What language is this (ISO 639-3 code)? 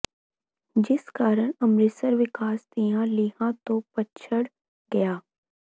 pan